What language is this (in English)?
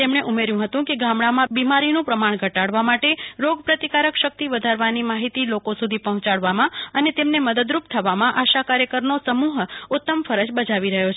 Gujarati